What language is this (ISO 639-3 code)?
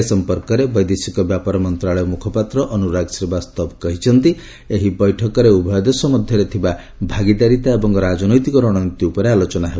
ori